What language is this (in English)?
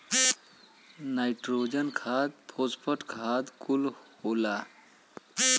Bhojpuri